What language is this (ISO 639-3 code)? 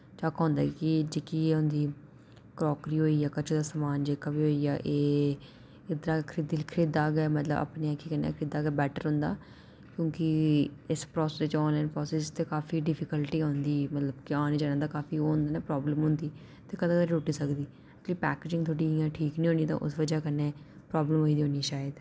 doi